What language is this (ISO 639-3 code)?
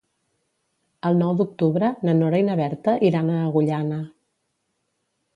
cat